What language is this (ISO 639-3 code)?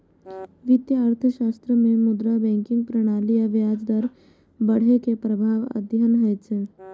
mai